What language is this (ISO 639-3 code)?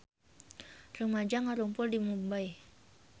sun